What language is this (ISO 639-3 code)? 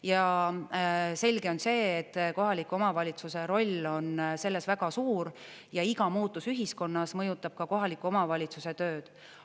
est